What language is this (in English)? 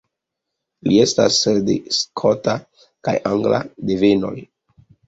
Esperanto